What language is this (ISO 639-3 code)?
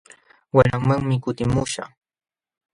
qxw